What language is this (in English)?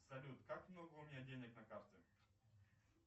Russian